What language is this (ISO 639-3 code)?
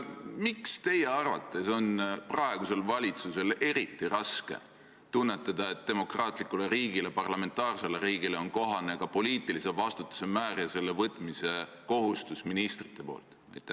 est